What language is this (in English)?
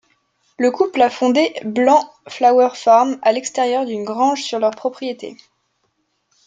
French